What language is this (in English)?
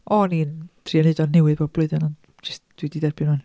Welsh